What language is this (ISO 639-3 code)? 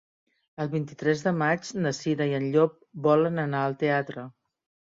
cat